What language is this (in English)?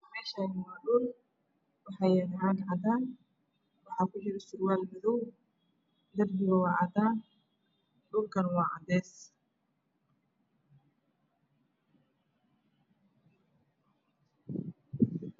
Somali